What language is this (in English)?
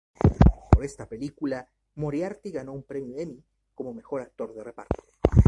Spanish